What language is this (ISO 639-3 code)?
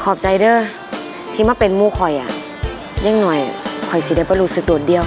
tha